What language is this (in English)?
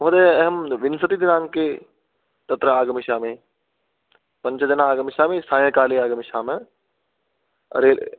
Sanskrit